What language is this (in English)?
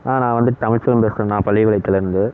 Tamil